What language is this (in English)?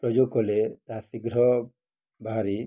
Odia